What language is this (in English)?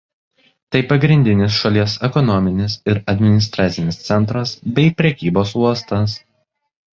Lithuanian